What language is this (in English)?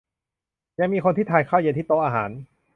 Thai